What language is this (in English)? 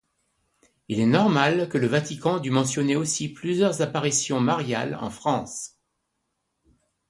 French